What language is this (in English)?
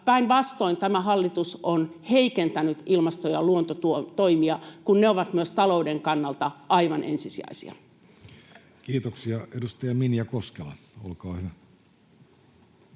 Finnish